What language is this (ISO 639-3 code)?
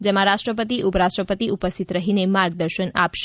guj